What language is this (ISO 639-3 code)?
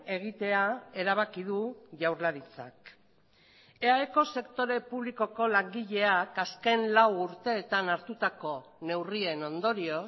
eus